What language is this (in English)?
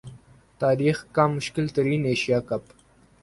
Urdu